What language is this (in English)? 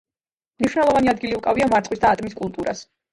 Georgian